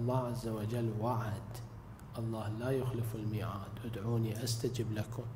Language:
Arabic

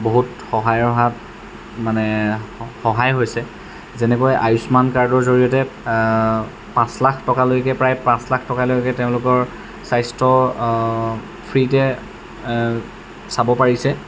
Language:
Assamese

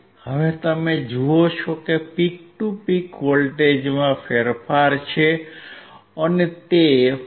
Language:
Gujarati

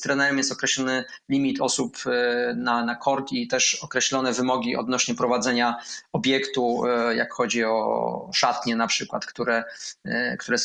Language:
Polish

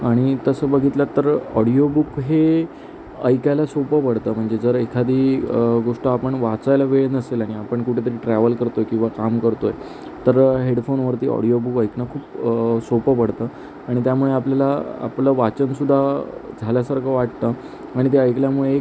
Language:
Marathi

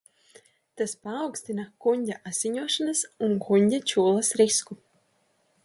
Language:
Latvian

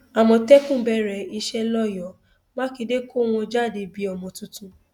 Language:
Yoruba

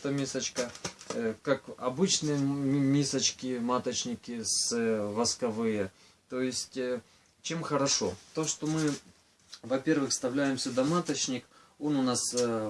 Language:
Russian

